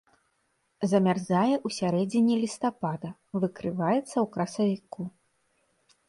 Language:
Belarusian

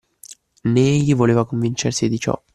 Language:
Italian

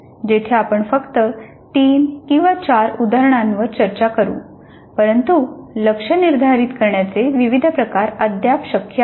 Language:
Marathi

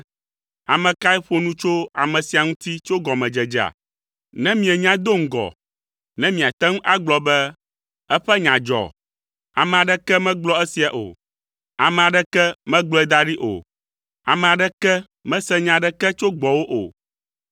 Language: Ewe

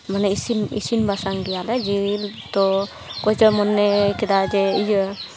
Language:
Santali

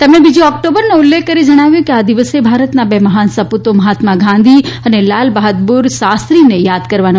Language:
Gujarati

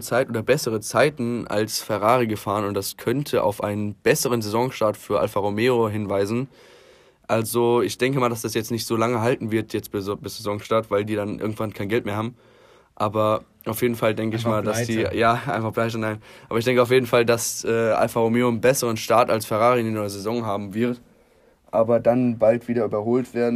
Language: German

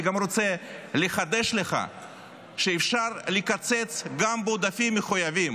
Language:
Hebrew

